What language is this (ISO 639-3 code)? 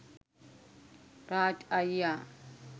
sin